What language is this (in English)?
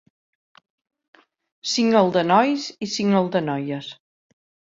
Catalan